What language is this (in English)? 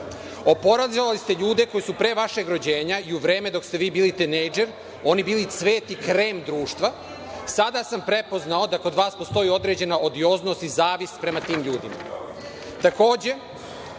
Serbian